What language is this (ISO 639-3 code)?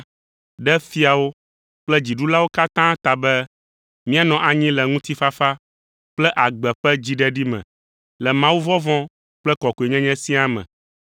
ewe